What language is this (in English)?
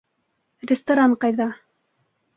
Bashkir